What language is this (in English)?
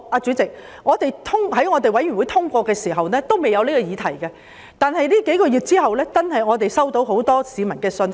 Cantonese